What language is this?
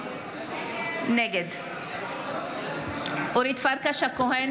Hebrew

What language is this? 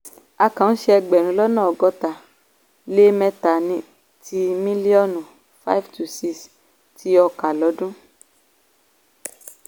Yoruba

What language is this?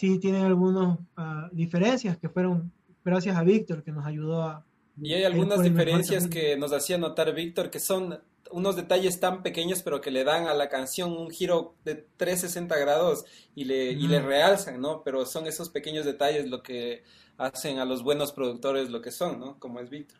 Spanish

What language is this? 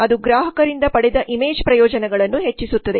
Kannada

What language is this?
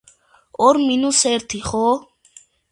Georgian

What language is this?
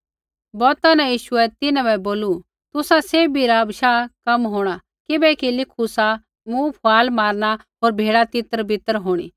Kullu Pahari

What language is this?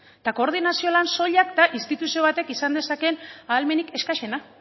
Basque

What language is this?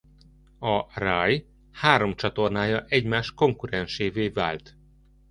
Hungarian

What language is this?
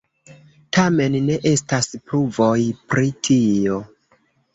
Esperanto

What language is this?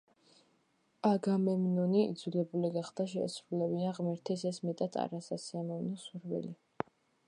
Georgian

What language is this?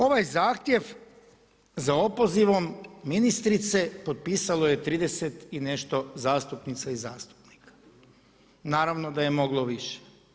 Croatian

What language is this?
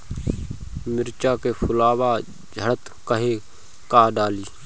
Bhojpuri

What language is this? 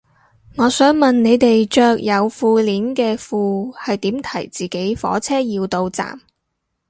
Cantonese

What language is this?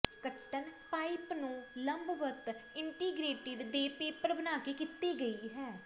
Punjabi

